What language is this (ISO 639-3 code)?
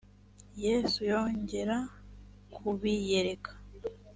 kin